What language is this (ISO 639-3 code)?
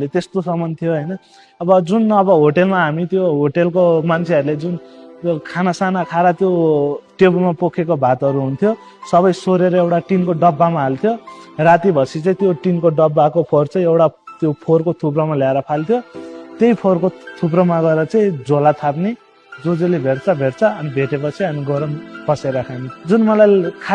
nep